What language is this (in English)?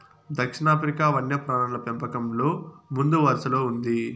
Telugu